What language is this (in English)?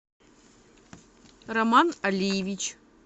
Russian